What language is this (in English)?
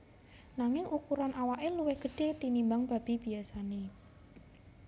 Javanese